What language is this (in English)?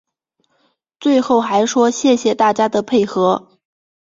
Chinese